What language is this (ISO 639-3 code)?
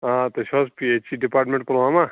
kas